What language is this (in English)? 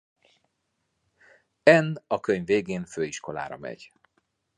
Hungarian